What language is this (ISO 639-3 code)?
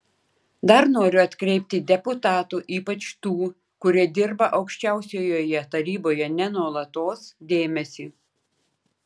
lit